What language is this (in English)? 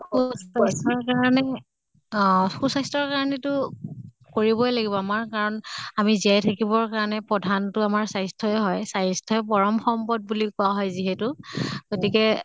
Assamese